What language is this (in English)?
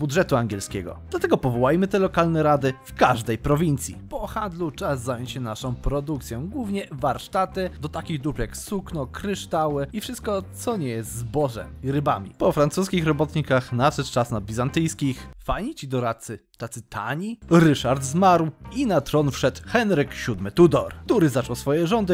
Polish